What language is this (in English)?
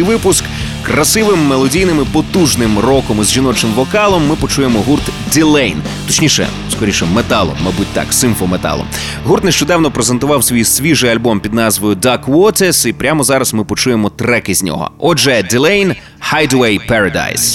Ukrainian